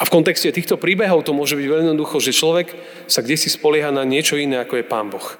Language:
Slovak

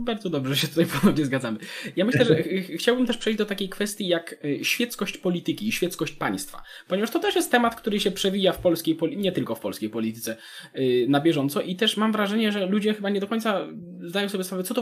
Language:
Polish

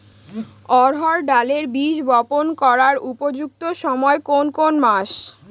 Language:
Bangla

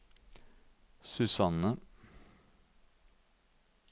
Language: Norwegian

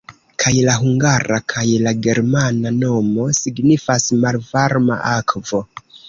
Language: Esperanto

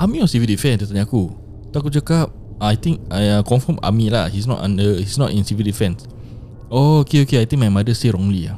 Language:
Malay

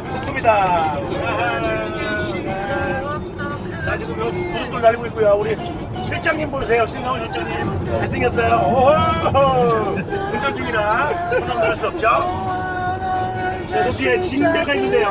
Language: Korean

